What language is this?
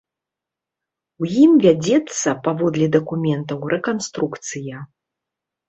Belarusian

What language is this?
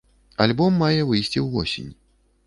Belarusian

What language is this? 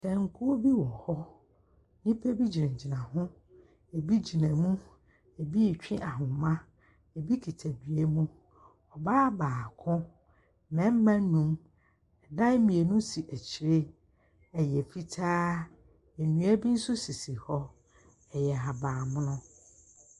Akan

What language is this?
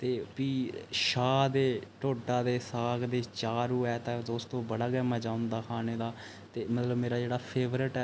Dogri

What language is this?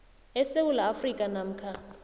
South Ndebele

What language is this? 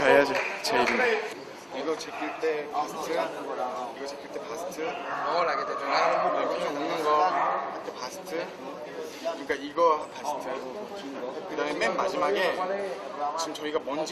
Korean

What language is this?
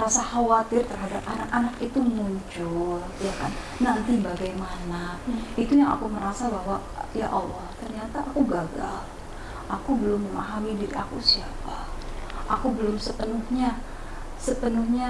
Indonesian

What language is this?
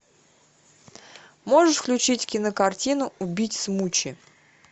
Russian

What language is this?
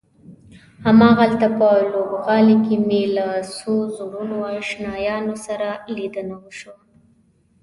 Pashto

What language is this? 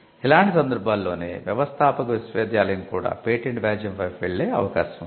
Telugu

